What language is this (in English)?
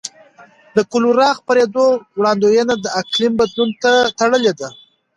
Pashto